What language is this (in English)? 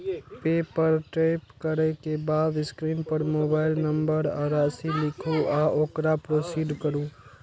Maithili